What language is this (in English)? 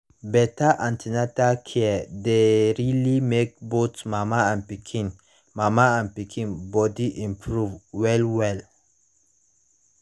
Nigerian Pidgin